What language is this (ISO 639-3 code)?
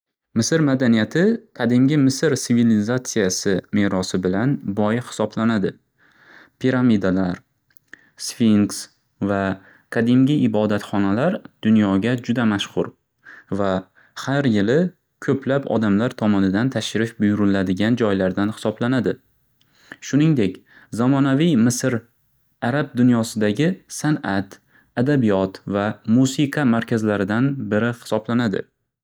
uzb